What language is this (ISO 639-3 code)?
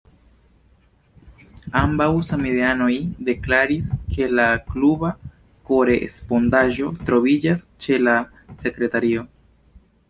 epo